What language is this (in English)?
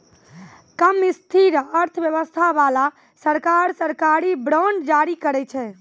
Maithili